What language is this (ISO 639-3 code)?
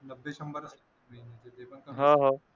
mar